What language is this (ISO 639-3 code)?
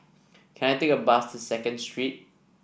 eng